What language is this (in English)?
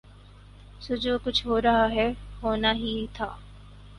Urdu